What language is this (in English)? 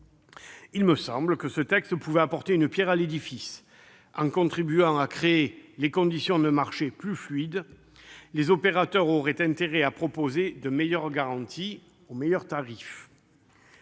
French